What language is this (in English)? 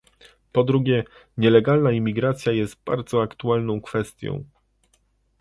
Polish